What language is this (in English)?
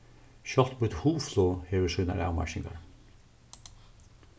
Faroese